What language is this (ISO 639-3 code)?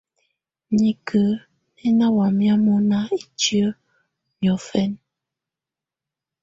tvu